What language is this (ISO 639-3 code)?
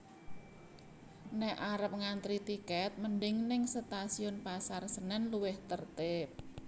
jav